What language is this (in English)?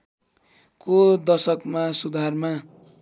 Nepali